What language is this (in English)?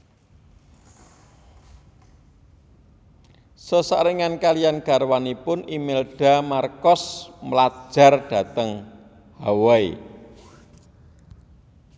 Javanese